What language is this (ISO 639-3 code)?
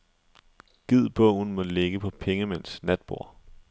dan